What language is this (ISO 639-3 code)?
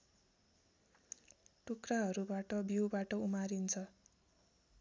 nep